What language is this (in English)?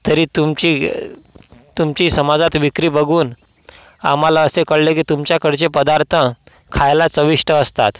Marathi